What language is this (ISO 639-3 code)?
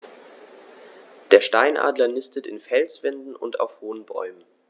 deu